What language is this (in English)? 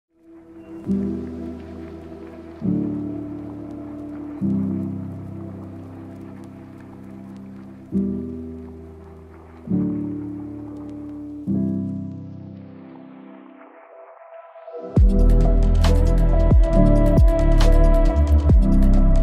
English